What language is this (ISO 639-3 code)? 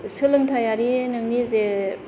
brx